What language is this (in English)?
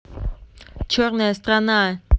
Russian